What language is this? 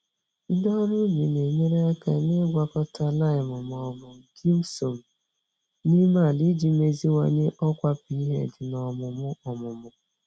Igbo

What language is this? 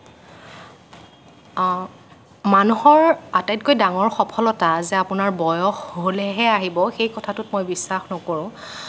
Assamese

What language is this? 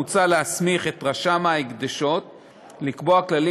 Hebrew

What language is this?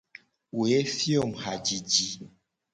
Gen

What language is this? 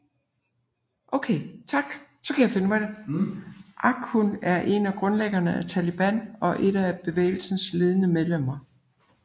Danish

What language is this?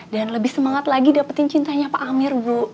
Indonesian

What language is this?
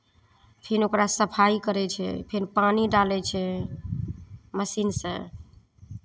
Maithili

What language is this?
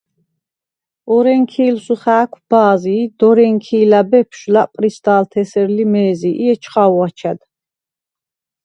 Svan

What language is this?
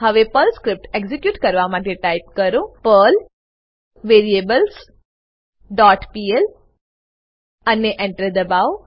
Gujarati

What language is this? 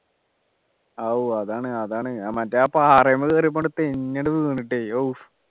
Malayalam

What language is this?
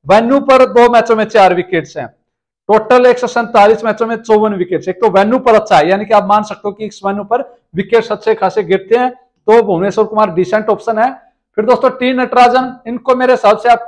Hindi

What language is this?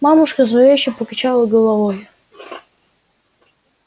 Russian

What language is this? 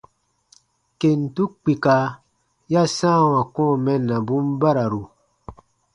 Baatonum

